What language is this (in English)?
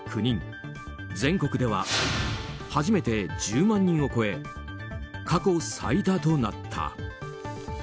Japanese